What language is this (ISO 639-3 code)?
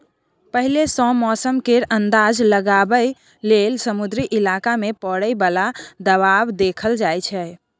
mai